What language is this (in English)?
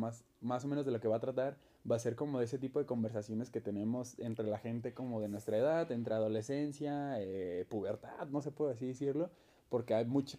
Spanish